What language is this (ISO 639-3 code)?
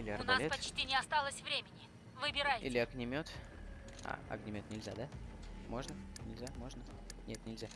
rus